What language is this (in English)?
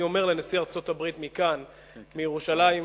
Hebrew